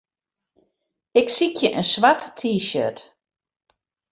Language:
Western Frisian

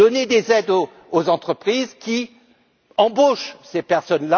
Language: French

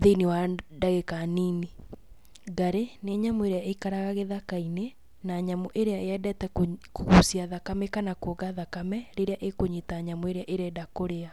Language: Kikuyu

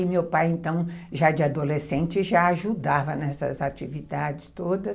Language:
Portuguese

